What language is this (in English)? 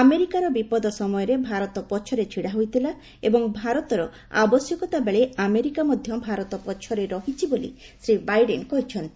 Odia